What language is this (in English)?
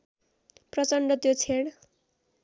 Nepali